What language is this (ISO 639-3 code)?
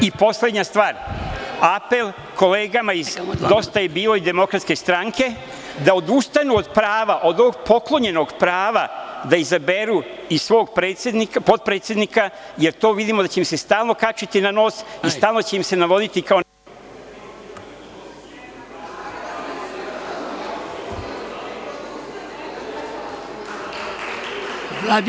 srp